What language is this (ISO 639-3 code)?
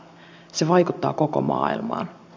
fin